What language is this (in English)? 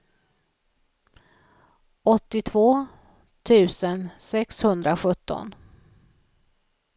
Swedish